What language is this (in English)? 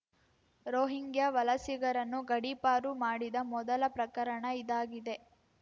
Kannada